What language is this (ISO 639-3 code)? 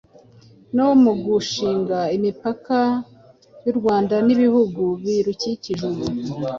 kin